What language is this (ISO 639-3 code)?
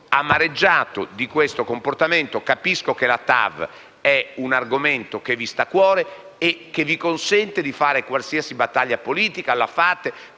ita